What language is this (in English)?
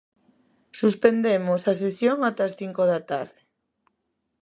Galician